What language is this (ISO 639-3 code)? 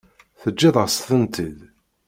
kab